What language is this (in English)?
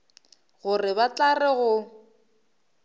Northern Sotho